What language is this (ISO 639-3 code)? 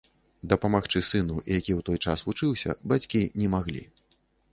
bel